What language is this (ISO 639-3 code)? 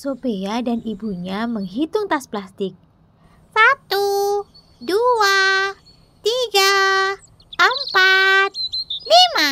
ind